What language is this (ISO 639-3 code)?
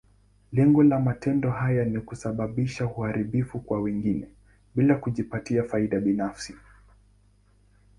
swa